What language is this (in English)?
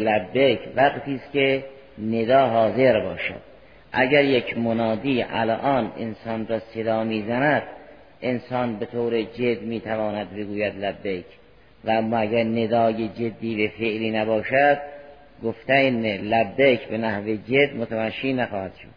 Persian